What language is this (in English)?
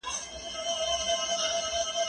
Pashto